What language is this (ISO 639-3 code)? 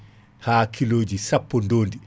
ful